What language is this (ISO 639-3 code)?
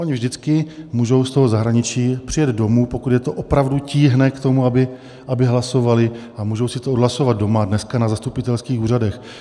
ces